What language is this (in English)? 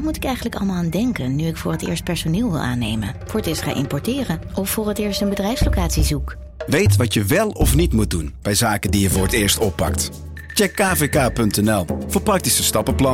Dutch